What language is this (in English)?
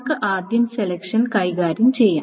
Malayalam